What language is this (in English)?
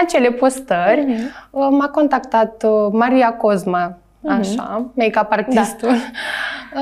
Romanian